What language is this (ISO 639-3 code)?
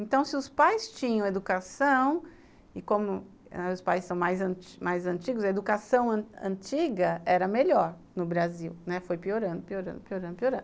por